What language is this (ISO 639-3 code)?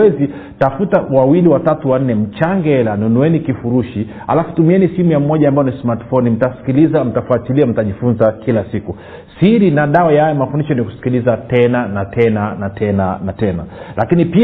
swa